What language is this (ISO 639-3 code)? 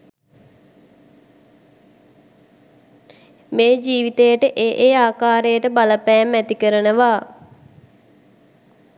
sin